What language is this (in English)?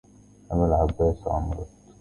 Arabic